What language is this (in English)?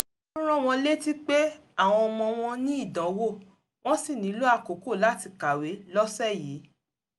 Yoruba